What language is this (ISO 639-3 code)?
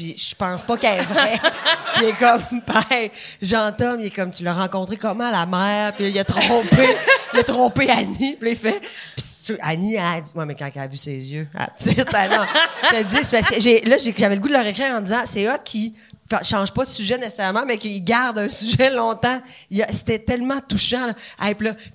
fra